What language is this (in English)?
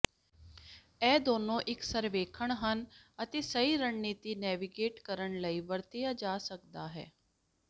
Punjabi